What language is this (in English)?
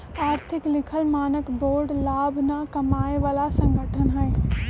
Magahi